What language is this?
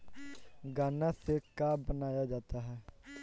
Bhojpuri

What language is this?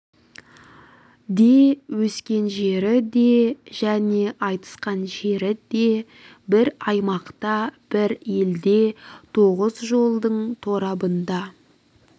Kazakh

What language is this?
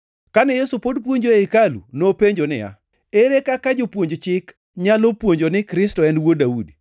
Luo (Kenya and Tanzania)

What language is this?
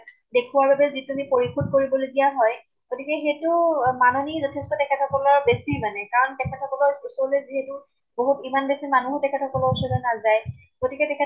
Assamese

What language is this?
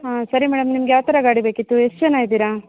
Kannada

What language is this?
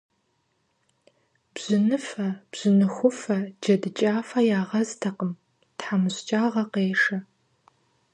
Kabardian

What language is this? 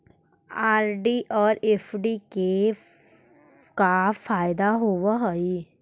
Magahi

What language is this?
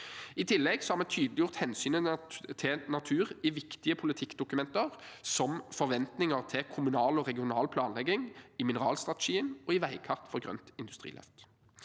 Norwegian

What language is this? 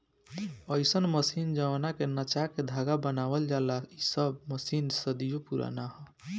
Bhojpuri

